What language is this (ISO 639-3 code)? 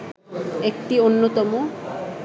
ben